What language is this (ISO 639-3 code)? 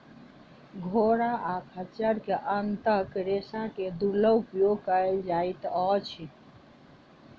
mai